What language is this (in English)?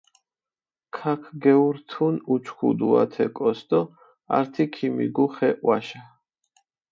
Mingrelian